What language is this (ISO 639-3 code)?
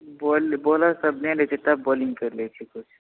mai